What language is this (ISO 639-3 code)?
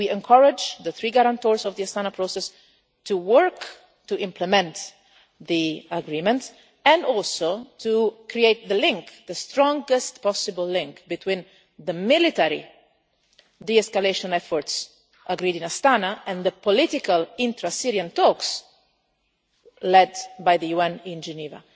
eng